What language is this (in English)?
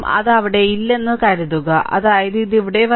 Malayalam